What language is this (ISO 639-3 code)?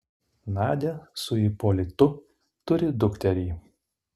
lit